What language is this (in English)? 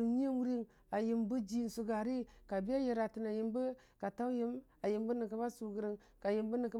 Dijim-Bwilim